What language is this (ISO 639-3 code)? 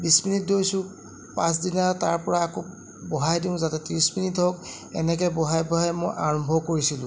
asm